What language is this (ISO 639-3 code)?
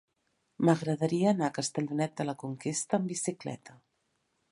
cat